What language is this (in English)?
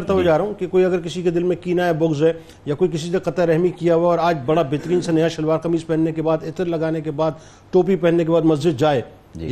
Urdu